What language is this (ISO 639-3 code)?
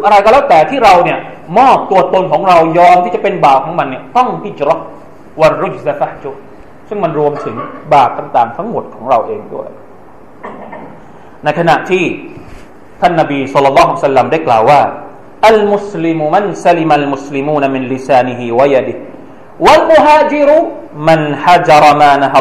tha